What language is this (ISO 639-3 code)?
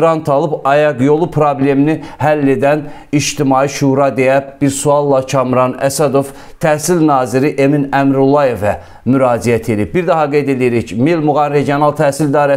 tur